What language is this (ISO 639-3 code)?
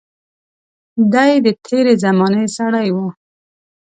pus